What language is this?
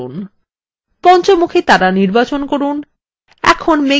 Bangla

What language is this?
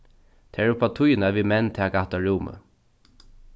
Faroese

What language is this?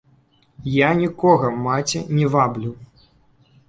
Belarusian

